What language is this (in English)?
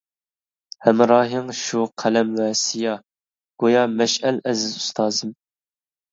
Uyghur